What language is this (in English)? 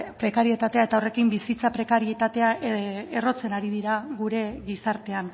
Basque